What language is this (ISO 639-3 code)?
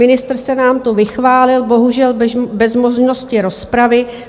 ces